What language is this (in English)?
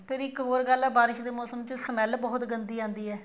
Punjabi